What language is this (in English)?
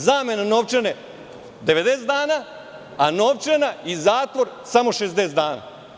Serbian